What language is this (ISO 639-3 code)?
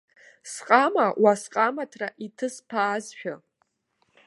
abk